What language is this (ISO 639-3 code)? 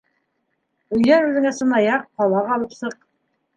bak